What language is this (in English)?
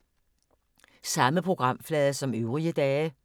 Danish